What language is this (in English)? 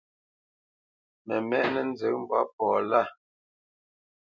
Bamenyam